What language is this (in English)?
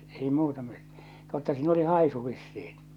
Finnish